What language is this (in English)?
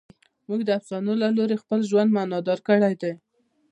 Pashto